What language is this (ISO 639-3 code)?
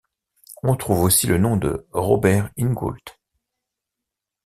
fra